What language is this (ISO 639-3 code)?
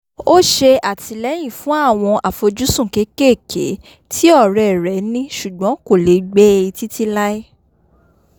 yor